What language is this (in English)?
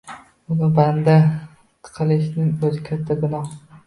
Uzbek